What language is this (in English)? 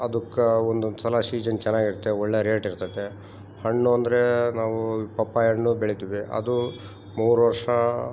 Kannada